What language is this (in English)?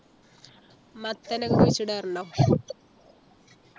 Malayalam